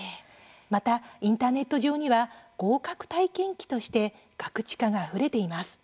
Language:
Japanese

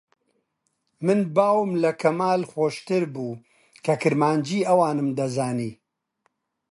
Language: Central Kurdish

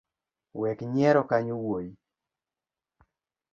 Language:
Luo (Kenya and Tanzania)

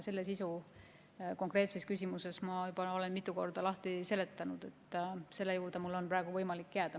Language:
Estonian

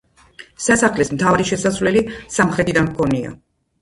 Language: Georgian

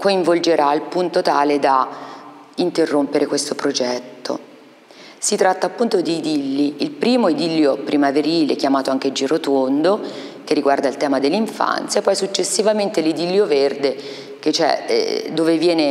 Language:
Italian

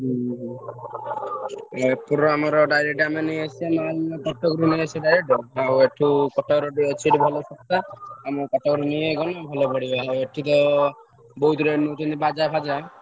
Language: Odia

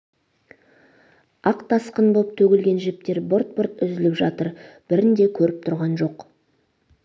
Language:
Kazakh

